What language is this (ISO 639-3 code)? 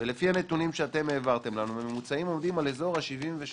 heb